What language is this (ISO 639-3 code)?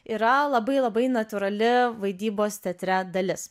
lit